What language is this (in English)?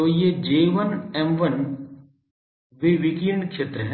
Hindi